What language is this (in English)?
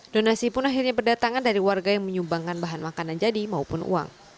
Indonesian